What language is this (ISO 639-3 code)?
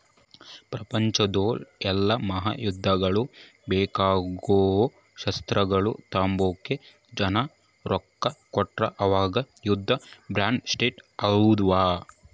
kan